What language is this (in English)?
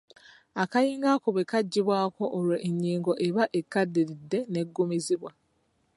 Ganda